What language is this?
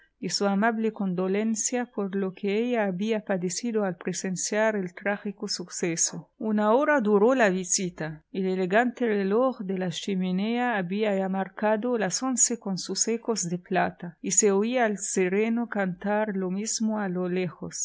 Spanish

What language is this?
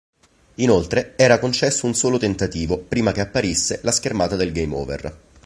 Italian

